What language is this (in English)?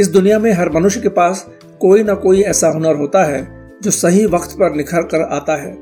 Hindi